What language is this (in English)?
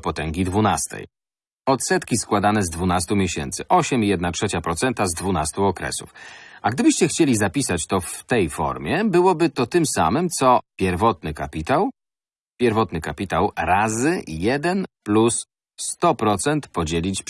Polish